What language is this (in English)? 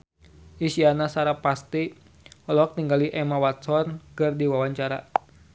Sundanese